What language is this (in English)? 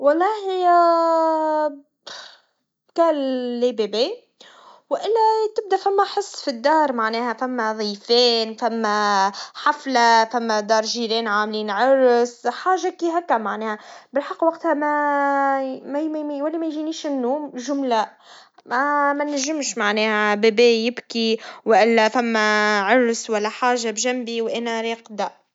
Tunisian Arabic